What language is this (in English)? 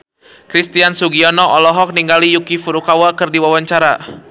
Sundanese